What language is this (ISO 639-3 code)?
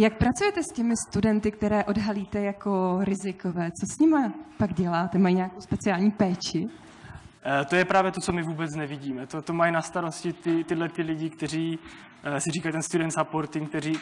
ces